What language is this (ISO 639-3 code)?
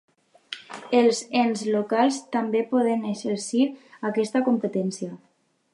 cat